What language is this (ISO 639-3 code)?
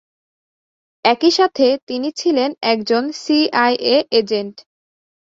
ben